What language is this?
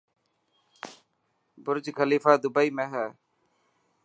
Dhatki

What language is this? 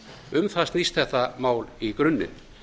Icelandic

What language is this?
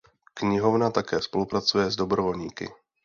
Czech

